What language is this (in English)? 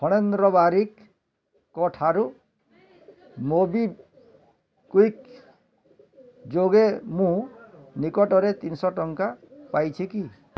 Odia